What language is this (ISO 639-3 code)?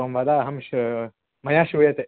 san